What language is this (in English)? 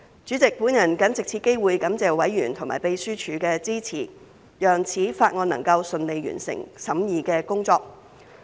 Cantonese